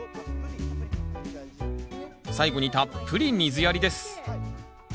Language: Japanese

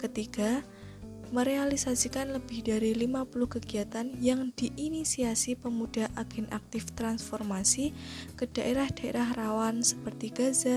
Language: Indonesian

